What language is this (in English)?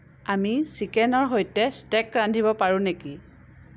Assamese